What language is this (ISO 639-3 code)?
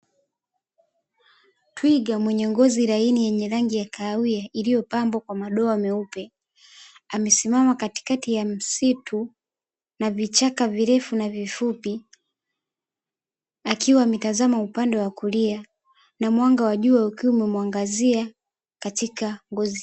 swa